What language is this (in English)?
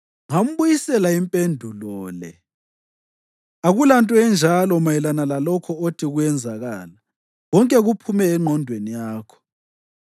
North Ndebele